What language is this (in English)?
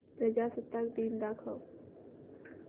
Marathi